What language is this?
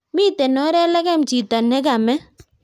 Kalenjin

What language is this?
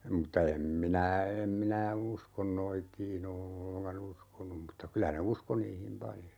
Finnish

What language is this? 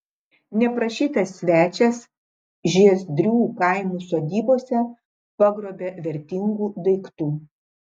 Lithuanian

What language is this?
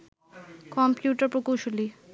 Bangla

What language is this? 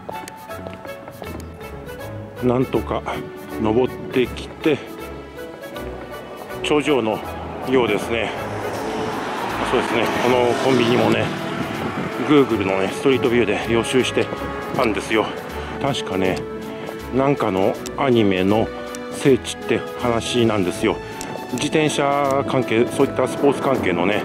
Japanese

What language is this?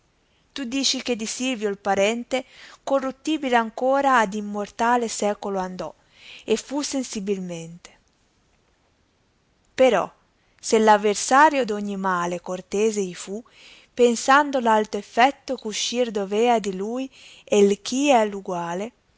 Italian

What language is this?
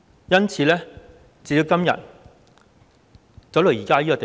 Cantonese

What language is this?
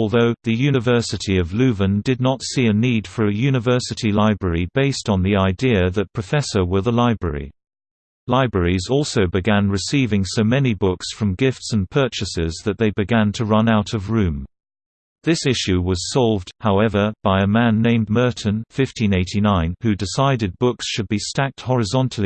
English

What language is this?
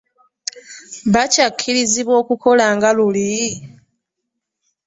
Ganda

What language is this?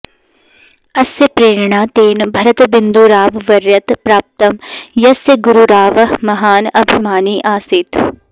Sanskrit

